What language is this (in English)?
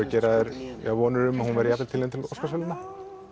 Icelandic